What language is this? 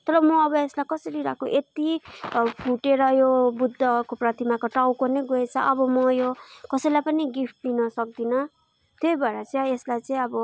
Nepali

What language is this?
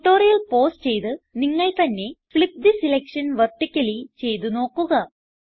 Malayalam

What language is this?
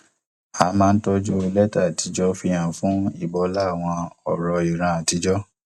Yoruba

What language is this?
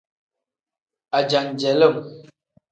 Tem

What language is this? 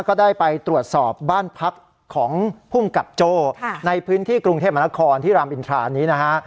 Thai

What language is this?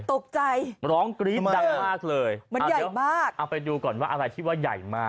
Thai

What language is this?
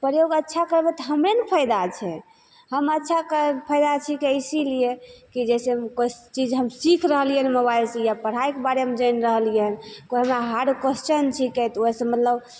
Maithili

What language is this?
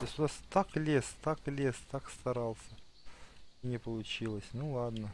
Russian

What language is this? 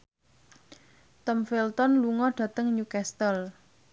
Javanese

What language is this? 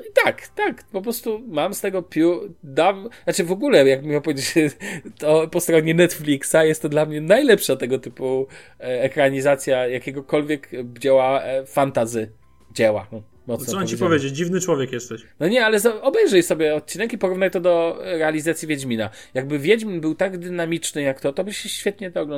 Polish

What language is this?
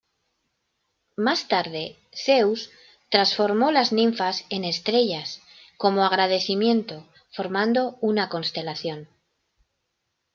Spanish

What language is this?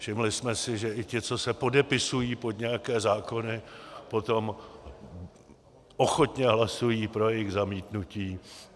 Czech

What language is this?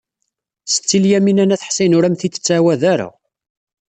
Kabyle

